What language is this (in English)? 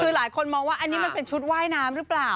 Thai